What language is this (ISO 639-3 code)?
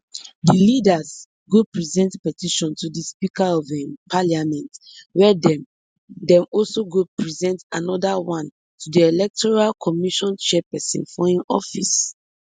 pcm